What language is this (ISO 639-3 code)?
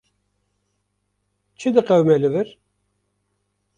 kur